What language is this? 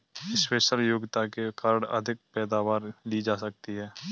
Hindi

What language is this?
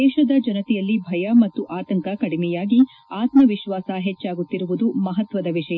Kannada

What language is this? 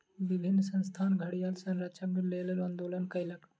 Maithili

